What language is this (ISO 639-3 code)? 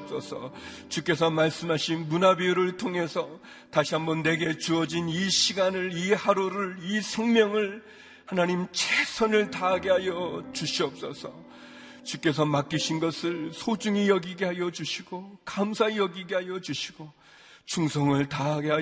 kor